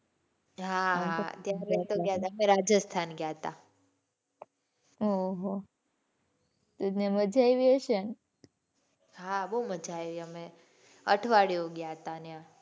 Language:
Gujarati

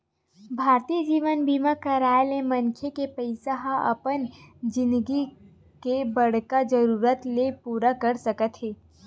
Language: Chhattisgarhi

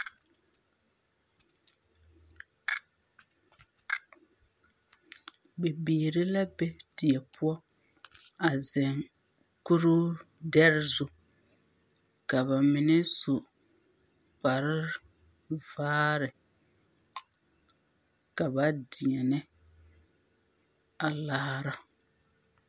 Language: Southern Dagaare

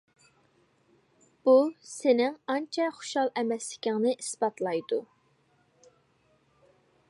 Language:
Uyghur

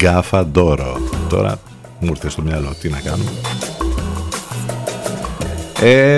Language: Greek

